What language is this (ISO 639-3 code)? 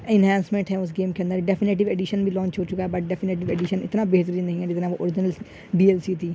urd